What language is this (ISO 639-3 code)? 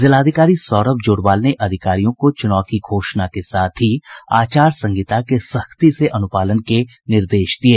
hin